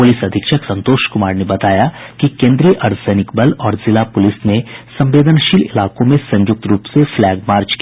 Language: Hindi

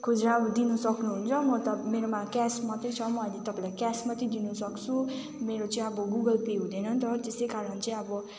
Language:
Nepali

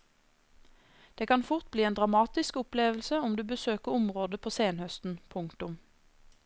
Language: Norwegian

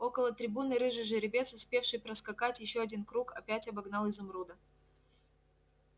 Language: Russian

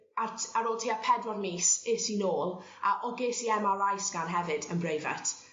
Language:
Welsh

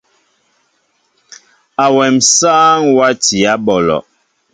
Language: Mbo (Cameroon)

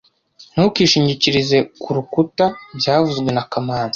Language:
Kinyarwanda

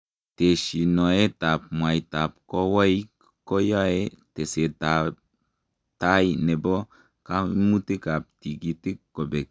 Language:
Kalenjin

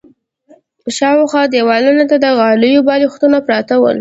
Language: Pashto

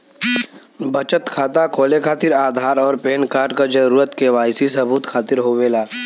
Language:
Bhojpuri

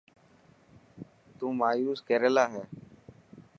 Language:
Dhatki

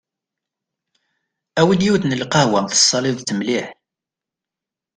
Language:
Kabyle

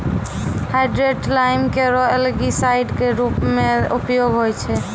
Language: Maithili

